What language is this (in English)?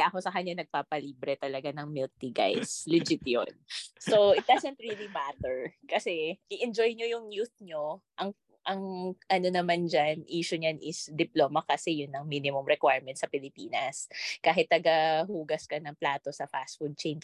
Filipino